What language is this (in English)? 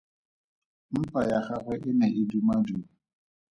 Tswana